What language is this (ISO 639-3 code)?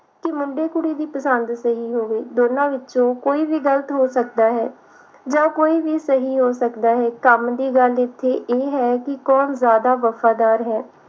pan